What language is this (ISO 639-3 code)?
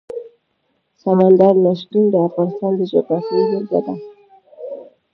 pus